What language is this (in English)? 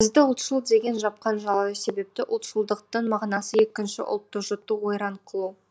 Kazakh